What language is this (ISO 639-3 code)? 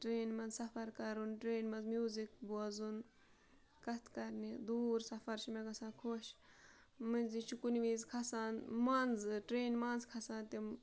kas